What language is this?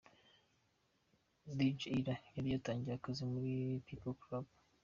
Kinyarwanda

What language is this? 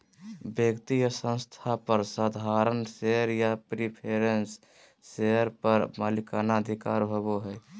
Magahi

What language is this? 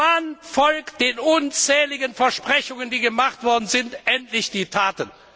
German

